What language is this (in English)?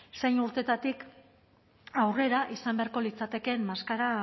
Basque